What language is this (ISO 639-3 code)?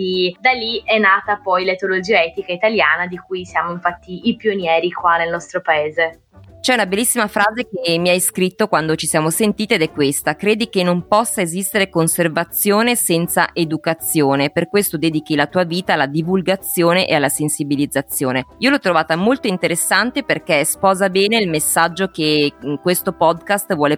ita